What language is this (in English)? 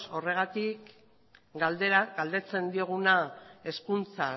Basque